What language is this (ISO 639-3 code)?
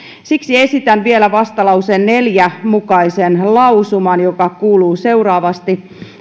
fin